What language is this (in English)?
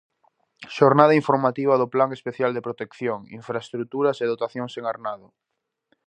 Galician